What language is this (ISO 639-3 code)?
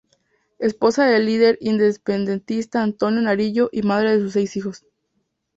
spa